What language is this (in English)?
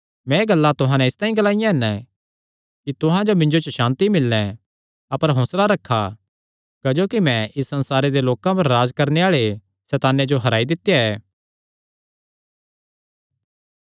Kangri